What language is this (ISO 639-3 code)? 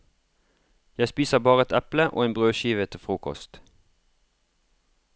nor